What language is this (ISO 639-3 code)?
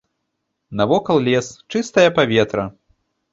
bel